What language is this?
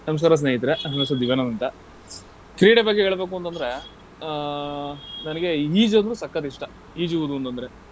Kannada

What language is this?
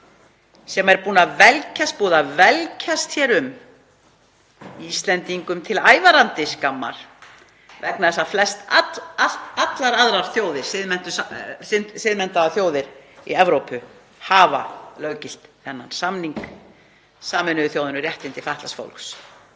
Icelandic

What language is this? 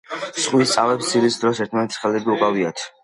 Georgian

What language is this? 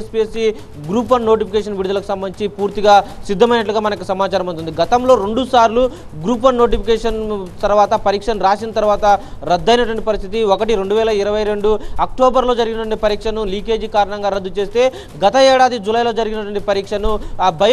Telugu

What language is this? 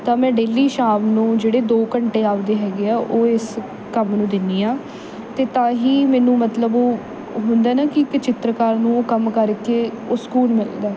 Punjabi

